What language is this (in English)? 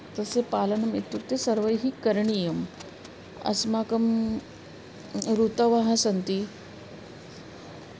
Sanskrit